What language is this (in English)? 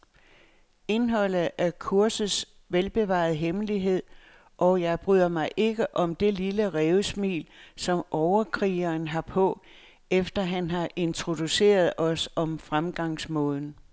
Danish